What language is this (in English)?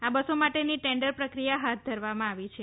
Gujarati